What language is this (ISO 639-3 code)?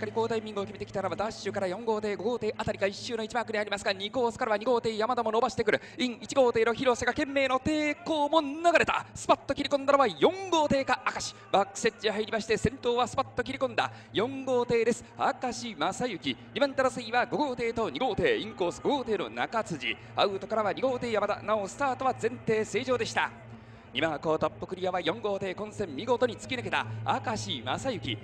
jpn